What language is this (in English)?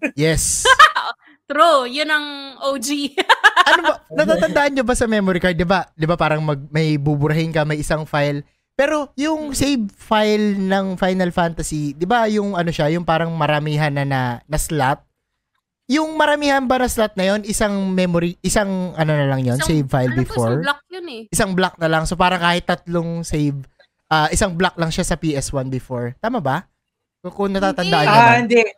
Filipino